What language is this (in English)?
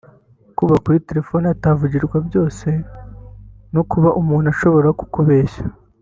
Kinyarwanda